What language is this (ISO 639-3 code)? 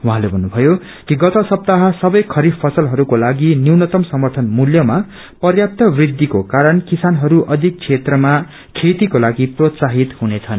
nep